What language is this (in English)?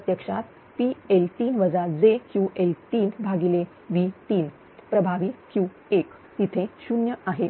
Marathi